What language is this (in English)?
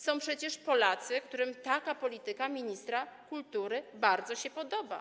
Polish